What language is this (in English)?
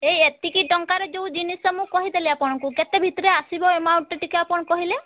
Odia